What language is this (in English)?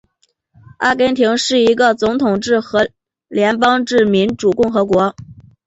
Chinese